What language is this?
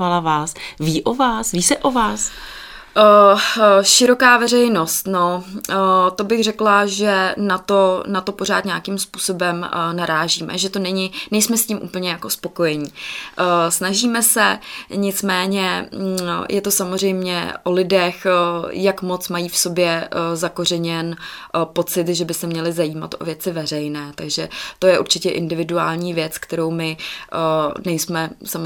Czech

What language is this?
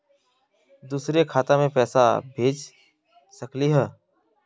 Magahi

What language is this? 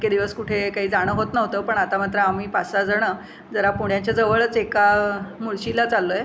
Marathi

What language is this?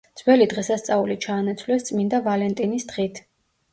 Georgian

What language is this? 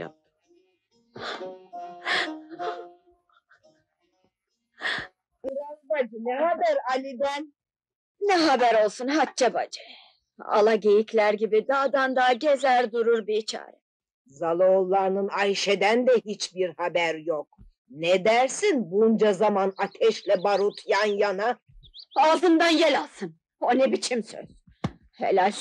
Turkish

